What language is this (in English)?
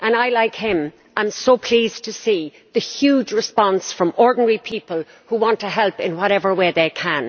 English